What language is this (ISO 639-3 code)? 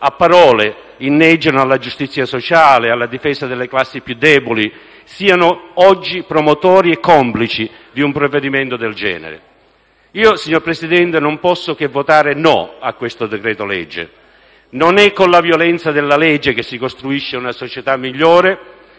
ita